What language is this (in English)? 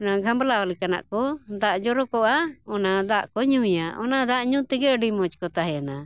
Santali